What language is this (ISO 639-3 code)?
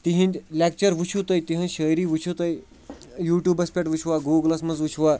kas